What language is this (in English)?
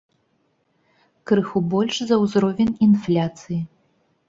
Belarusian